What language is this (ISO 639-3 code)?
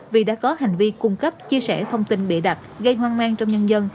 vie